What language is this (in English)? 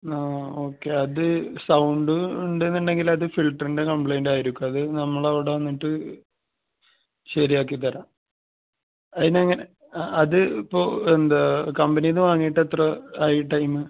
Malayalam